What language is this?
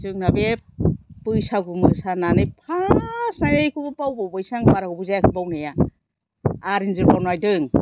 Bodo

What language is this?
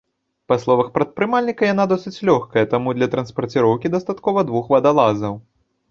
Belarusian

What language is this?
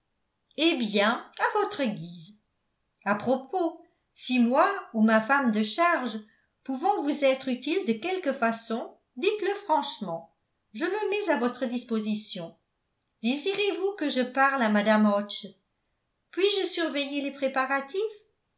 French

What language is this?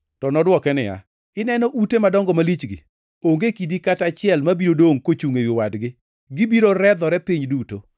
Luo (Kenya and Tanzania)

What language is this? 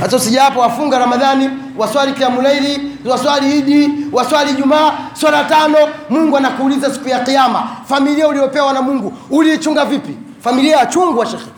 Swahili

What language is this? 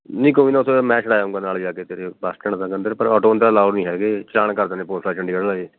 Punjabi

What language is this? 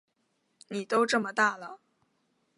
Chinese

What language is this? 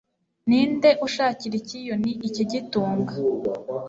Kinyarwanda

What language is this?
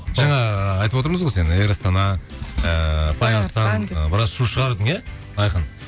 Kazakh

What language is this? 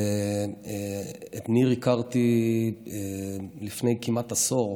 Hebrew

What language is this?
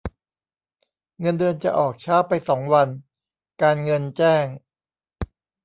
Thai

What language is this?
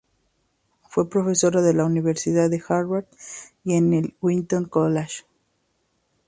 Spanish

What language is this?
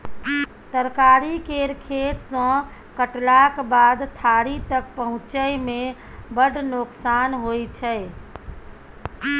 Maithili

